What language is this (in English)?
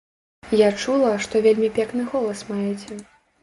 Belarusian